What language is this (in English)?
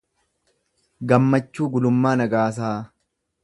Oromo